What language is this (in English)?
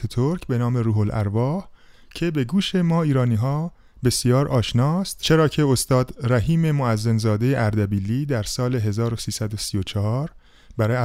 Persian